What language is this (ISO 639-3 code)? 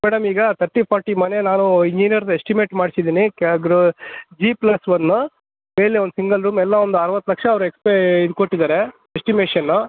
kan